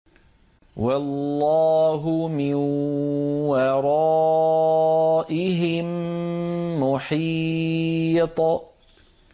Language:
Arabic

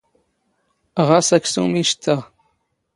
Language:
Standard Moroccan Tamazight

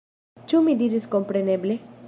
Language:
Esperanto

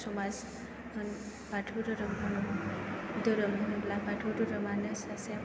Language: Bodo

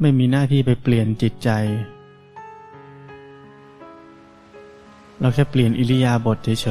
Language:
Thai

